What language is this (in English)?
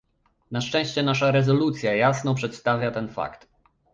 Polish